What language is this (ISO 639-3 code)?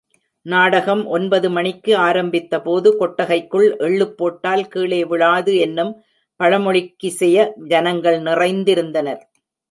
tam